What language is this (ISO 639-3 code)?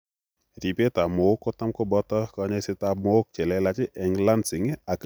kln